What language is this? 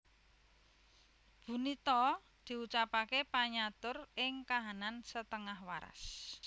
Javanese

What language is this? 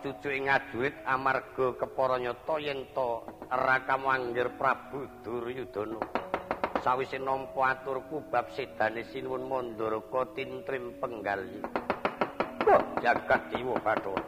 Indonesian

